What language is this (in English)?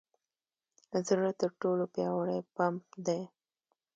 Pashto